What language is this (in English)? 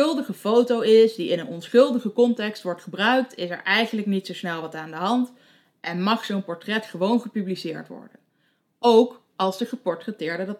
Dutch